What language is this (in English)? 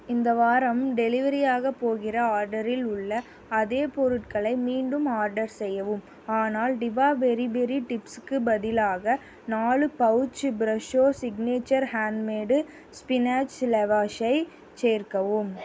Tamil